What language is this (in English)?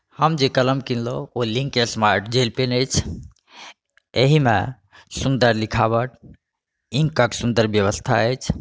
Maithili